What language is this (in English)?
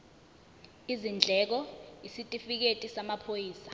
Zulu